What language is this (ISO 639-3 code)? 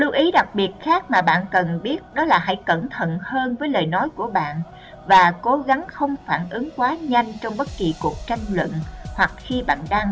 vie